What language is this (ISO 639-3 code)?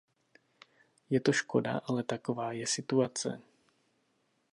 ces